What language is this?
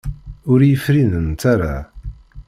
Kabyle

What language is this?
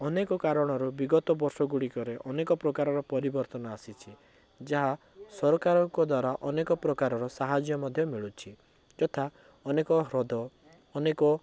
Odia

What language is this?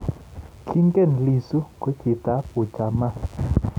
Kalenjin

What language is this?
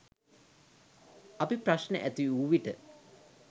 Sinhala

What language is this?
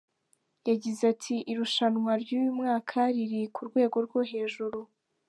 Kinyarwanda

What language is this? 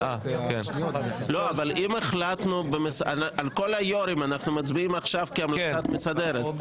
Hebrew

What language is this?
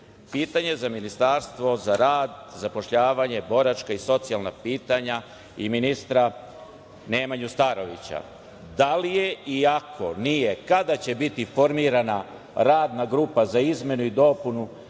Serbian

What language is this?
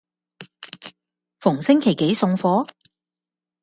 Cantonese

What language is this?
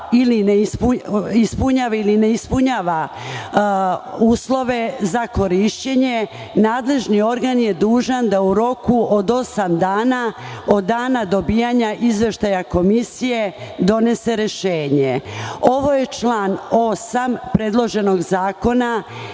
Serbian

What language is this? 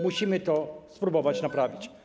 Polish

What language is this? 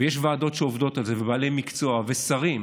Hebrew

